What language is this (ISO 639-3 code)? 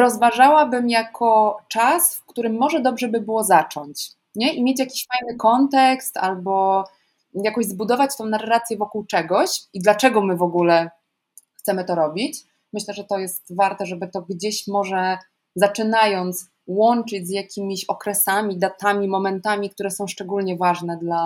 pol